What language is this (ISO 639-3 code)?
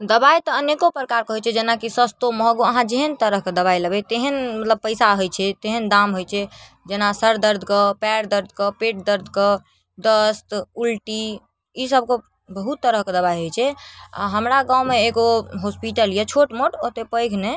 mai